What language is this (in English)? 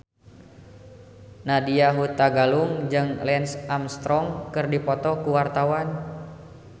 Sundanese